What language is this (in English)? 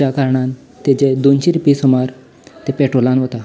Konkani